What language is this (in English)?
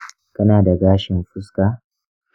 Hausa